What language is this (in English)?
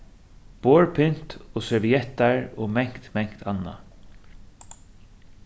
Faroese